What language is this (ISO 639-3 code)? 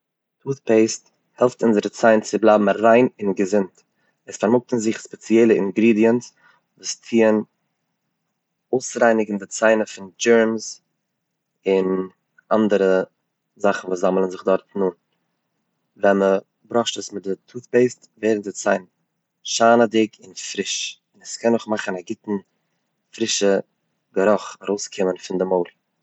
yid